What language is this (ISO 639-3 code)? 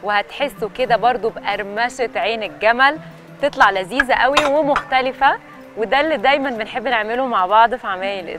ara